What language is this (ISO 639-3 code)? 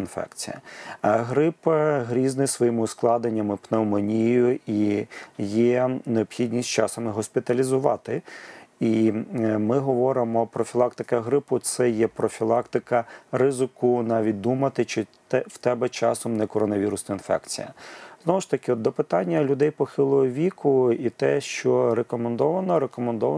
ukr